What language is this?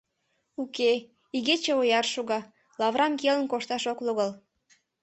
Mari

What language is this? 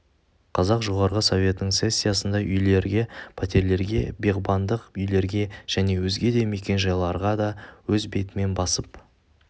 Kazakh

